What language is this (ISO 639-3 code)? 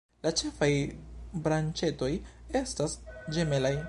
epo